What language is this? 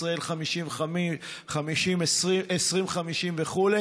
Hebrew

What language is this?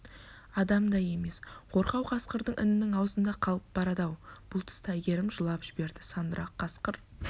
Kazakh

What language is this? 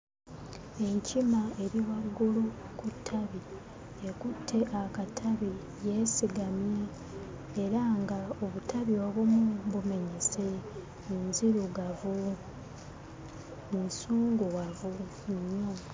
Ganda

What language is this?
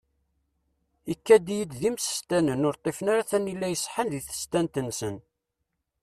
Kabyle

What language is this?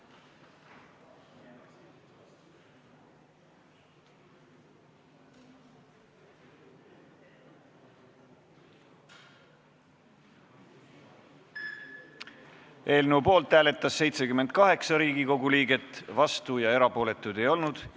Estonian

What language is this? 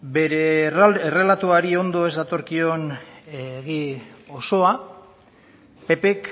Basque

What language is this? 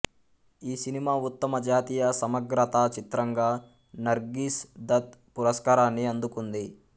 Telugu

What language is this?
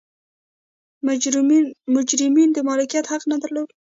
Pashto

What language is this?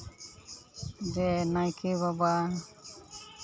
Santali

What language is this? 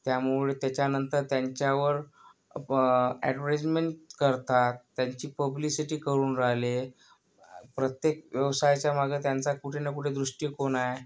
Marathi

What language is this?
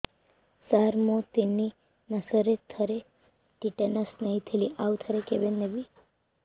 Odia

